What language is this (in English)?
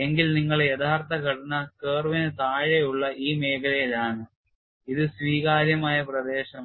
Malayalam